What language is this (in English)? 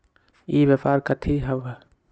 Magahi